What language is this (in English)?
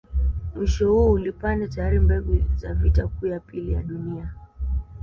Swahili